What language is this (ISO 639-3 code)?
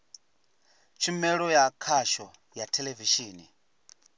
ven